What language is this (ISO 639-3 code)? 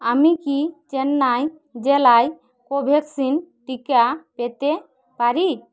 ben